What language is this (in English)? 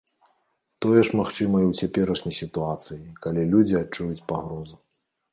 Belarusian